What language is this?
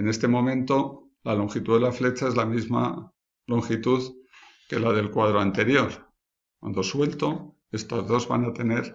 Spanish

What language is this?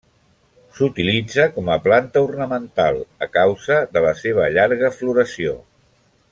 Catalan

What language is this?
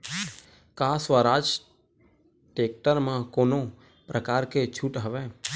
Chhattisgarhi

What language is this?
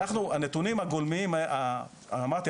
Hebrew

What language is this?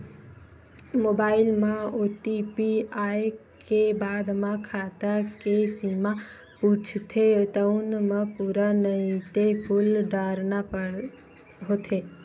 Chhattisgarhi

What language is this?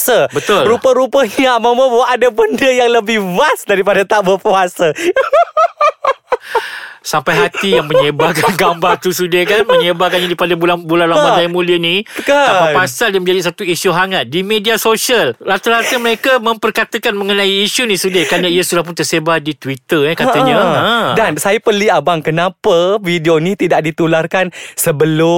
Malay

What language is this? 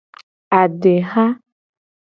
Gen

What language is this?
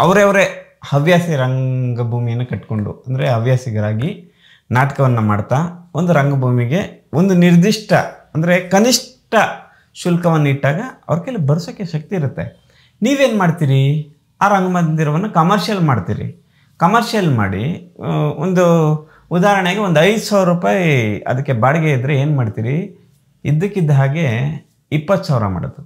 Kannada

